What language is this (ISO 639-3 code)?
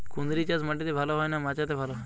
ben